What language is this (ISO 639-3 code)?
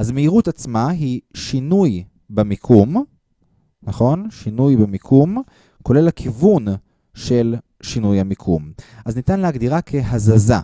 heb